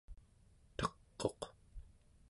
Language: Central Yupik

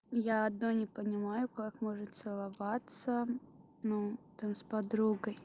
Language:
Russian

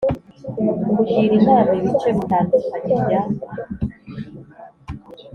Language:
Kinyarwanda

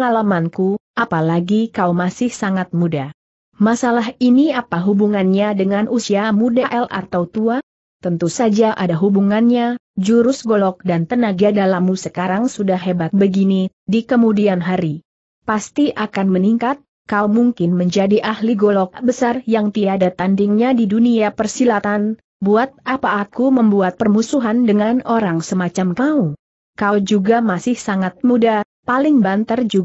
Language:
Indonesian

